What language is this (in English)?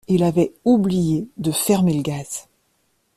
French